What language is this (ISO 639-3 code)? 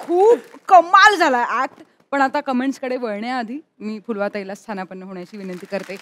mar